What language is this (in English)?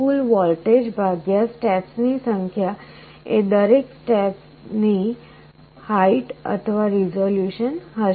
Gujarati